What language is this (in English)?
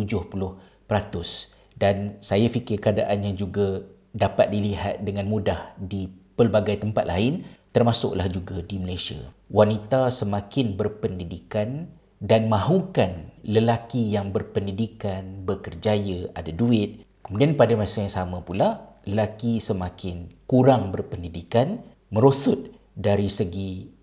Malay